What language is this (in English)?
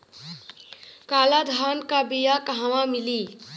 Bhojpuri